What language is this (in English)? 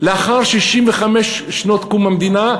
Hebrew